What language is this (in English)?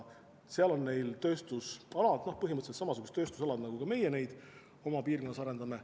Estonian